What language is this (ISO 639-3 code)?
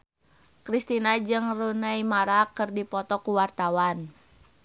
sun